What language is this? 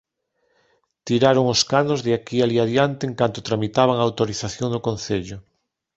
Galician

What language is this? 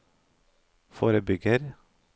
Norwegian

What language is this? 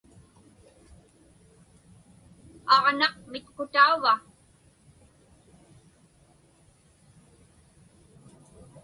Inupiaq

